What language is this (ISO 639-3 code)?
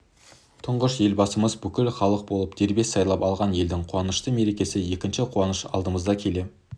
kaz